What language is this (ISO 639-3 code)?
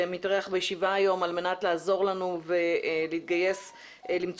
heb